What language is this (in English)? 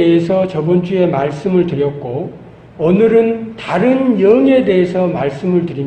Korean